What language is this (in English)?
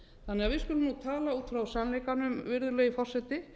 Icelandic